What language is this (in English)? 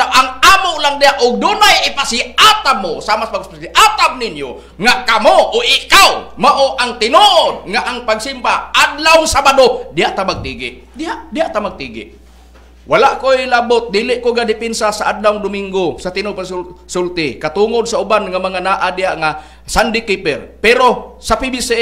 Filipino